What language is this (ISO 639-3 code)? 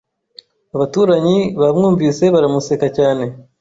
kin